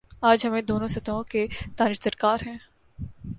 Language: Urdu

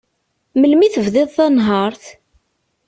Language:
Kabyle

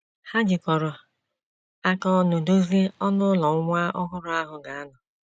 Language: Igbo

